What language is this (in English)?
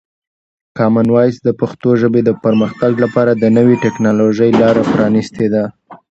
Pashto